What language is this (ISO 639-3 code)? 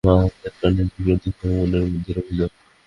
ben